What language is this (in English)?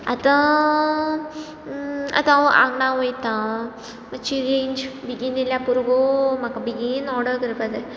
Konkani